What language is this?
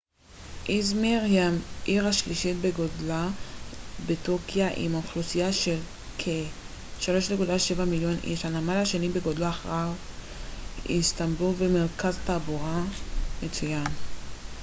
Hebrew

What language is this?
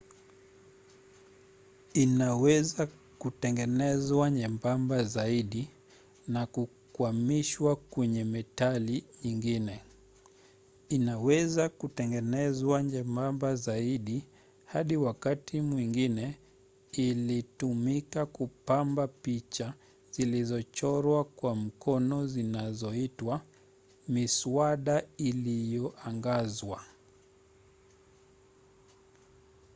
Swahili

